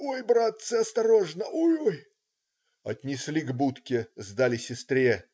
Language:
Russian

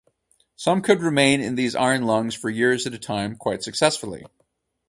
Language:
English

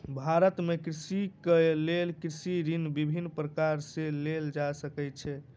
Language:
Maithili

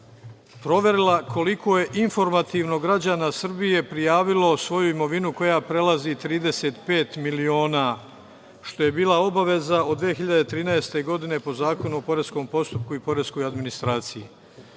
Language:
Serbian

